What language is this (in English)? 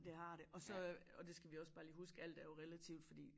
Danish